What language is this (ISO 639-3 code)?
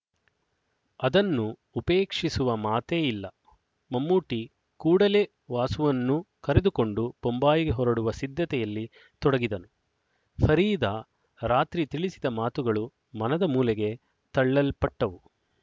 kan